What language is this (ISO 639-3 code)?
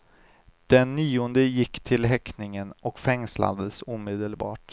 swe